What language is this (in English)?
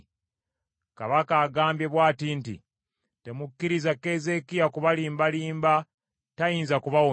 Ganda